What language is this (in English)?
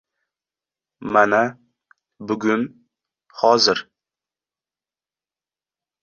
Uzbek